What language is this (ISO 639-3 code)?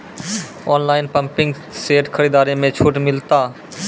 mai